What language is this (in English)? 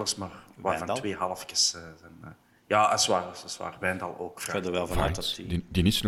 Dutch